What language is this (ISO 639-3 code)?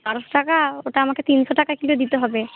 ben